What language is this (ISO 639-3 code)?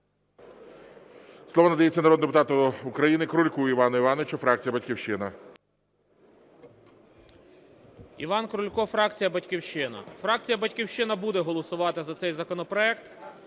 ukr